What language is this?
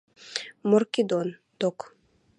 Western Mari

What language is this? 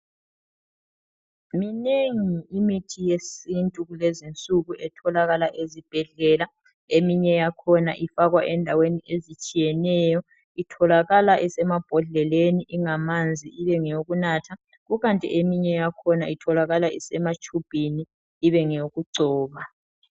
North Ndebele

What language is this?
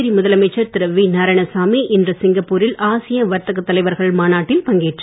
Tamil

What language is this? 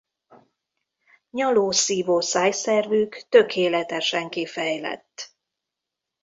Hungarian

